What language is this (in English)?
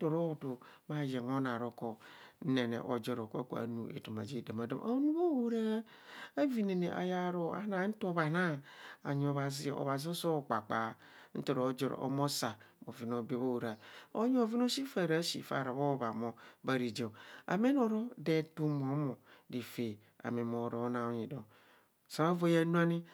Kohumono